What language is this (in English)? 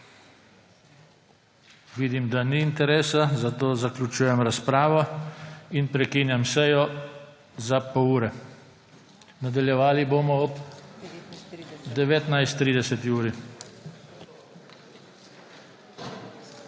Slovenian